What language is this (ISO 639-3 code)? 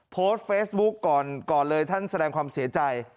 tha